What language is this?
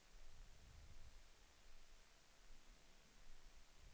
Swedish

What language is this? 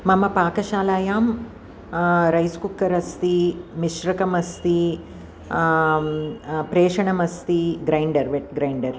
Sanskrit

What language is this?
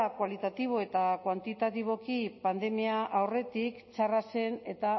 Basque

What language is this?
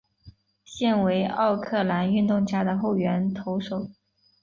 Chinese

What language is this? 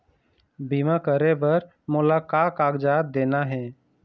Chhattisgarhi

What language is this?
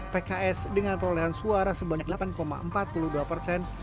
Indonesian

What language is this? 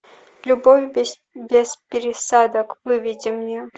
Russian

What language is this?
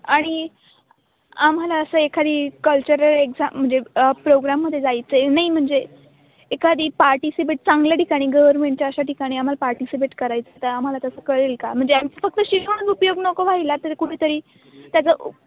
Marathi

